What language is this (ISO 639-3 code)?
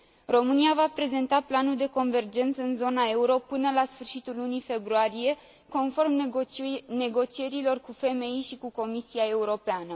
ron